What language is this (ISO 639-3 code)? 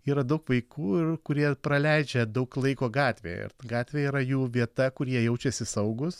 lit